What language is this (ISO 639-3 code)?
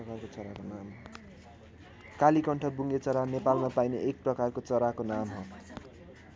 nep